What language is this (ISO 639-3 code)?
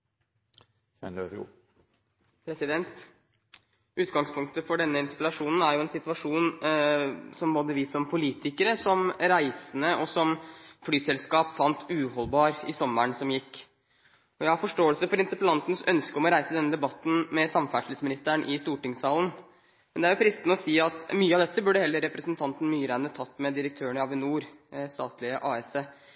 nob